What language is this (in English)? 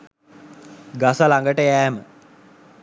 Sinhala